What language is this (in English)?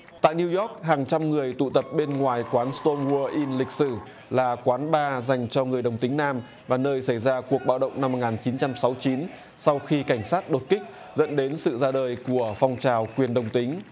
Vietnamese